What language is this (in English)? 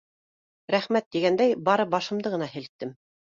Bashkir